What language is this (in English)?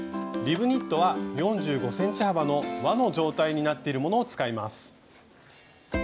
Japanese